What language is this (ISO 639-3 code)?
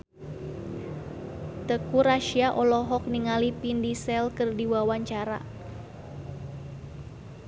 sun